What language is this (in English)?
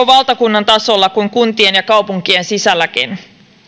Finnish